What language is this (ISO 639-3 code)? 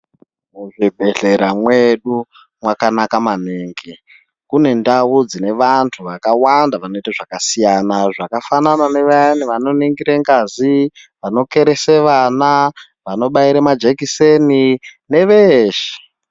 ndc